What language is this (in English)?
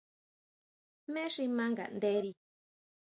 Huautla Mazatec